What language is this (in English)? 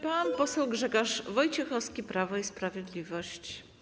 Polish